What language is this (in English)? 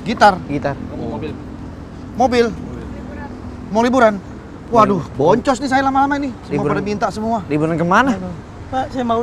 Indonesian